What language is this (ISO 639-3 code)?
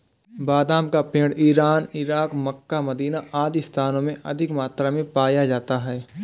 hin